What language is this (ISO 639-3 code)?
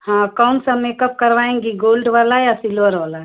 hin